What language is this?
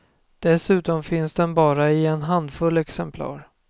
Swedish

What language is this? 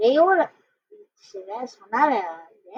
Hebrew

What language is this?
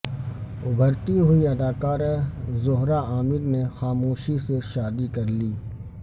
Urdu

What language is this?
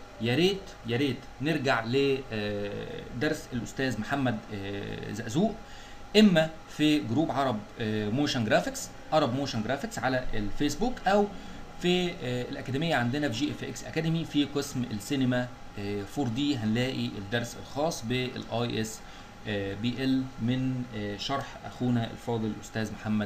Arabic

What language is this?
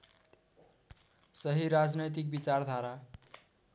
Nepali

